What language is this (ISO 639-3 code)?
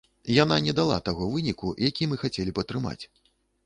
bel